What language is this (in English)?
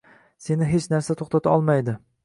Uzbek